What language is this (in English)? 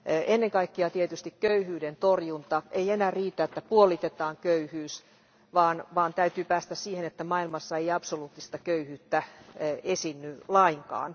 Finnish